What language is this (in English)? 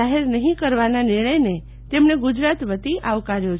Gujarati